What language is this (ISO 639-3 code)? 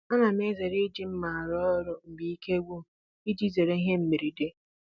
ibo